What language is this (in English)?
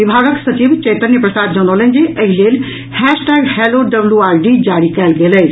Maithili